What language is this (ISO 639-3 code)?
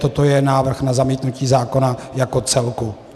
ces